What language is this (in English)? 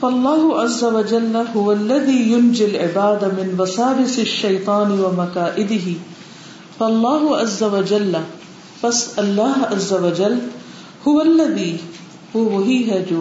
Urdu